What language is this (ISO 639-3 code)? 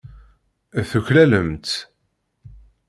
kab